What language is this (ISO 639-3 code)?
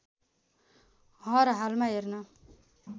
nep